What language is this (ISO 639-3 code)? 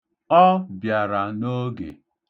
ibo